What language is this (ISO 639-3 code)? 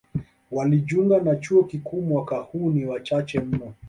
swa